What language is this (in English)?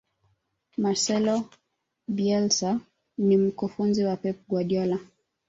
Swahili